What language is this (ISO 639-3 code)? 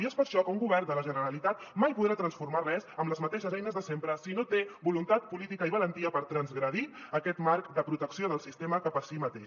cat